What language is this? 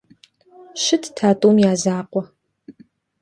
Kabardian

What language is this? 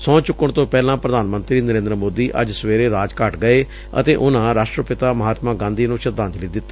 Punjabi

